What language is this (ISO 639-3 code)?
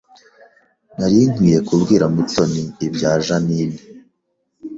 kin